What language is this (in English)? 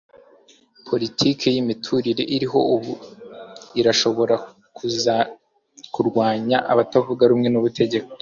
Kinyarwanda